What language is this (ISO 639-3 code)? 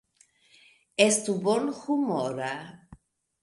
epo